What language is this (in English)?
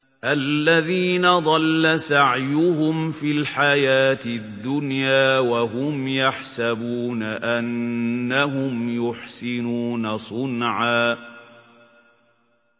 Arabic